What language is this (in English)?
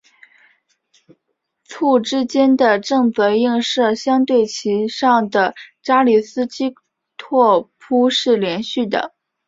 Chinese